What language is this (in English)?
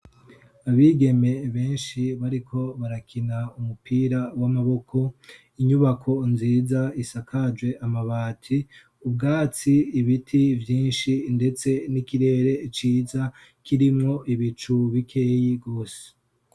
Rundi